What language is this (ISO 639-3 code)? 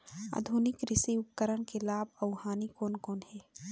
hne